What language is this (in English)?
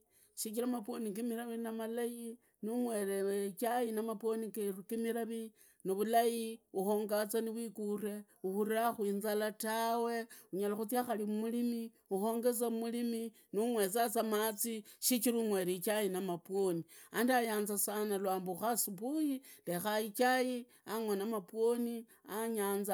Idakho-Isukha-Tiriki